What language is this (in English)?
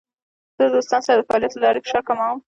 Pashto